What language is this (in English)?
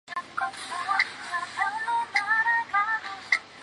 Chinese